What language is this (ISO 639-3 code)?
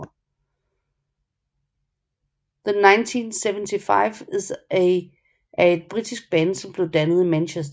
dan